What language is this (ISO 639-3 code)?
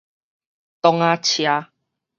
nan